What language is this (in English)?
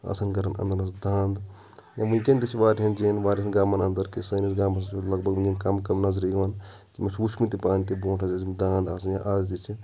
Kashmiri